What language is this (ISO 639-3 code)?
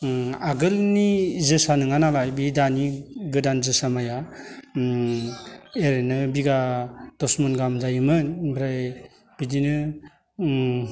brx